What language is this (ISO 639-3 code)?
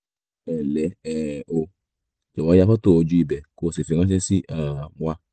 yor